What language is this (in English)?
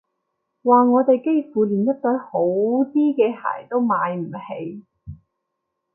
Cantonese